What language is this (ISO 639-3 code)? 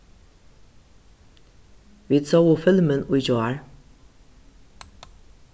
fao